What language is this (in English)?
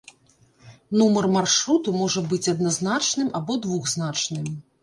Belarusian